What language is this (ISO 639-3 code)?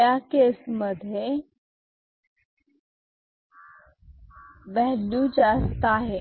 mar